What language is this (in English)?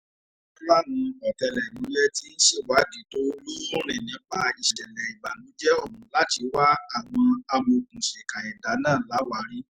Yoruba